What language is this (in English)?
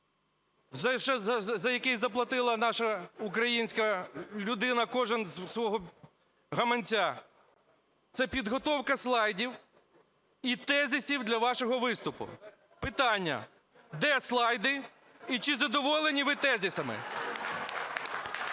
Ukrainian